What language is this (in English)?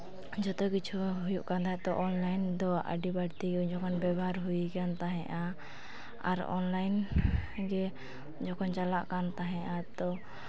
Santali